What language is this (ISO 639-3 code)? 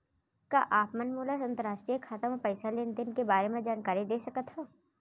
hne